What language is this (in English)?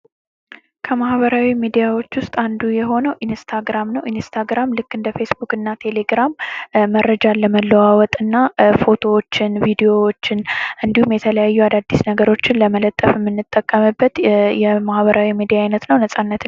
Amharic